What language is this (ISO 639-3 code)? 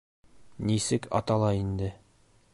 bak